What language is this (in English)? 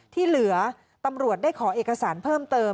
Thai